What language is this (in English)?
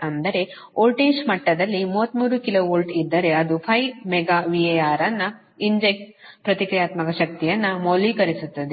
Kannada